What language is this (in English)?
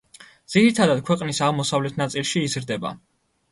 Georgian